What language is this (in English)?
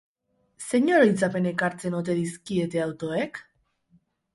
Basque